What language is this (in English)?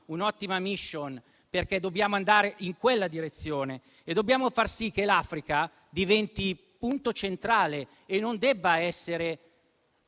Italian